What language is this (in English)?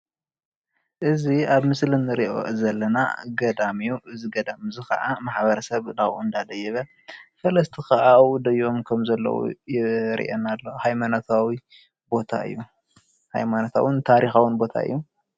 Tigrinya